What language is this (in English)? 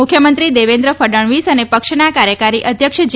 Gujarati